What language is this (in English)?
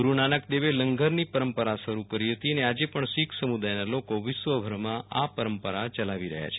Gujarati